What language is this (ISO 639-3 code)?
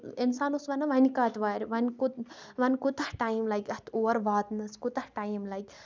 kas